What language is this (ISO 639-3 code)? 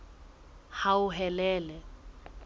sot